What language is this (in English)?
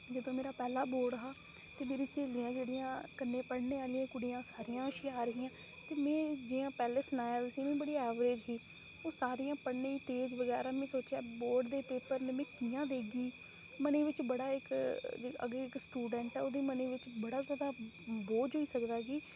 Dogri